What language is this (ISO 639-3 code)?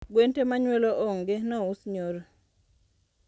luo